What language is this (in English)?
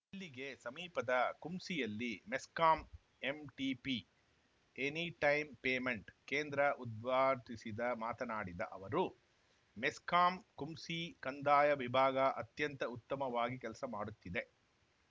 Kannada